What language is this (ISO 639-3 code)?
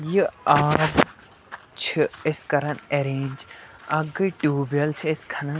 kas